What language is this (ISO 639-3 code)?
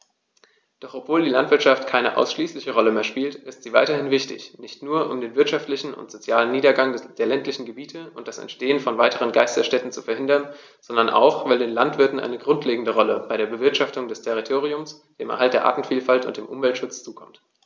deu